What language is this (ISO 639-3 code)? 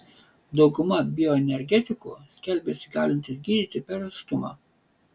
lit